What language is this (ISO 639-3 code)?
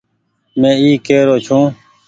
gig